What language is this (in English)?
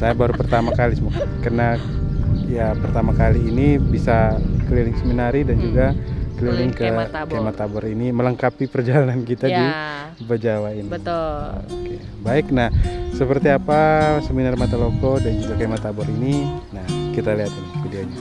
Indonesian